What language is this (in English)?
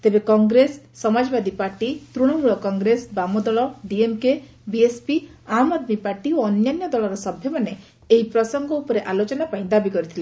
Odia